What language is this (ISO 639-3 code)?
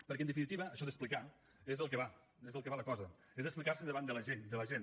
cat